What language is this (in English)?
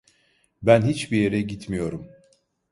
Turkish